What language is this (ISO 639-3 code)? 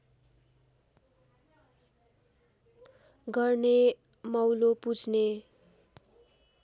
nep